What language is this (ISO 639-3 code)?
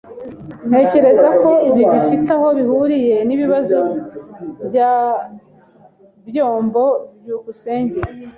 kin